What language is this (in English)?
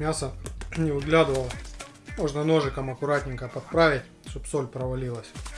Russian